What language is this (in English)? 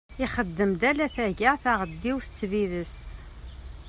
Kabyle